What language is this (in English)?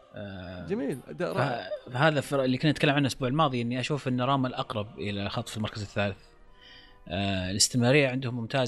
Arabic